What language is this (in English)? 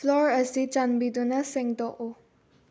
Manipuri